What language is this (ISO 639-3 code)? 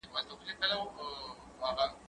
pus